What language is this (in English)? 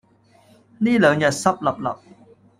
Cantonese